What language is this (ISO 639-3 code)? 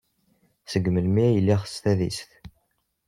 kab